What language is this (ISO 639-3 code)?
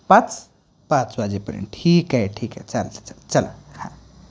mar